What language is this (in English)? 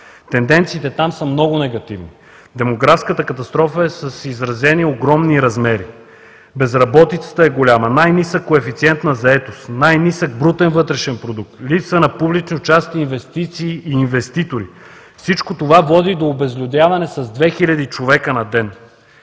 Bulgarian